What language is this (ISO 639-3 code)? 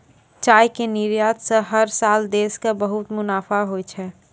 mai